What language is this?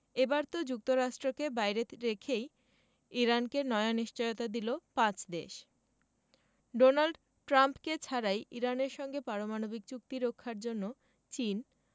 Bangla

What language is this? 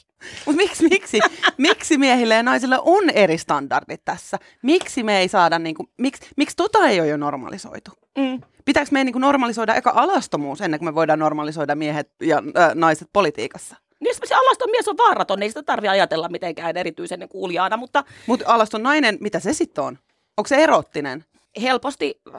Finnish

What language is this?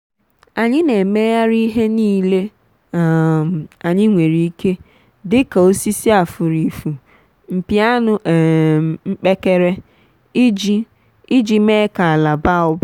Igbo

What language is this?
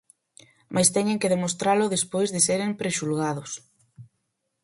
Galician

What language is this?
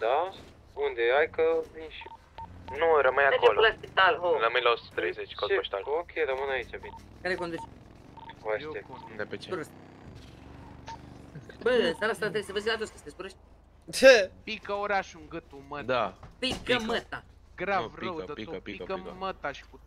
Romanian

